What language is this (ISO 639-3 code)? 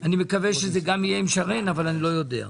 heb